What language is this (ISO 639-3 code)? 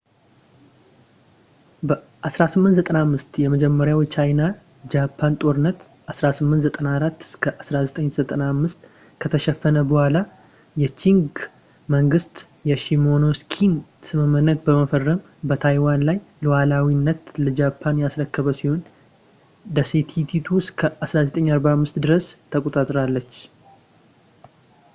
amh